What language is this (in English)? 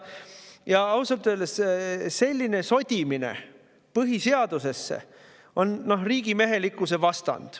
Estonian